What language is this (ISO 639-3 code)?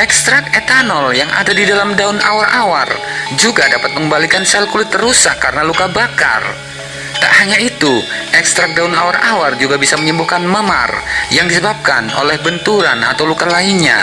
ind